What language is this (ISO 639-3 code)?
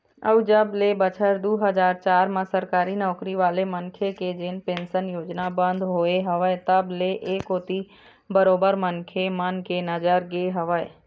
hne